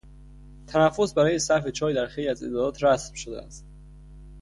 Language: Persian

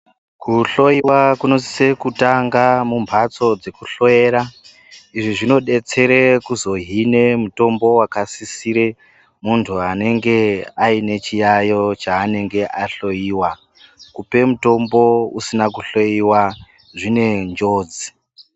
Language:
Ndau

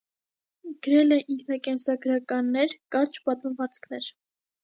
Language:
Armenian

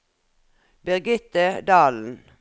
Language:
Norwegian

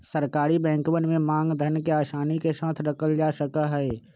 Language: Magahi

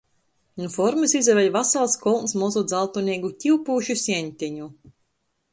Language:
Latgalian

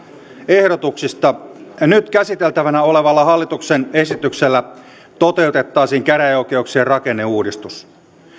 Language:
Finnish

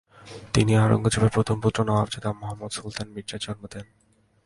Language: Bangla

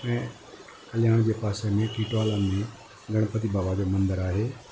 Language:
Sindhi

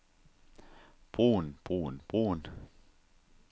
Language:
Danish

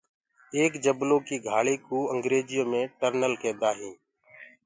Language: Gurgula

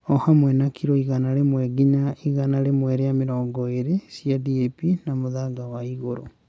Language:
Kikuyu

